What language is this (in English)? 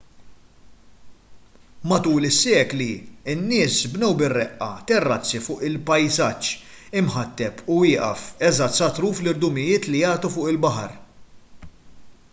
Maltese